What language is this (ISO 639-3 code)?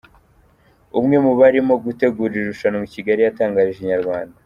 kin